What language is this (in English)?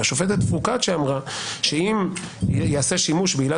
Hebrew